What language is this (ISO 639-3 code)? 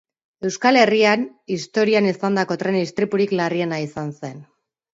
eus